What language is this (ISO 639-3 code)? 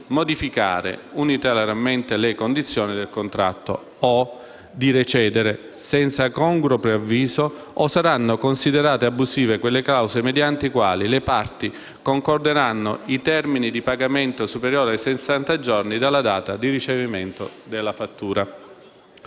ita